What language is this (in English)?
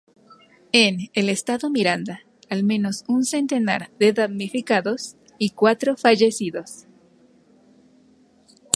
Spanish